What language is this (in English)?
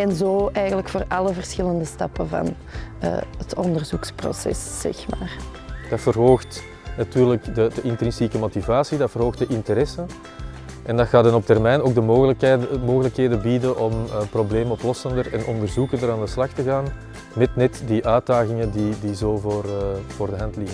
Dutch